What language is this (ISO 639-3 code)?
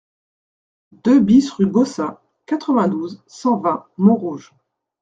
fra